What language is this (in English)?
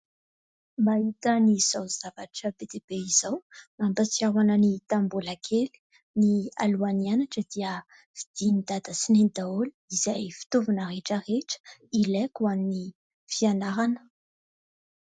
Malagasy